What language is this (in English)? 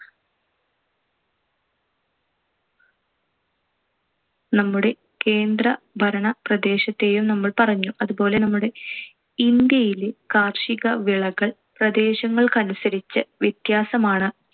Malayalam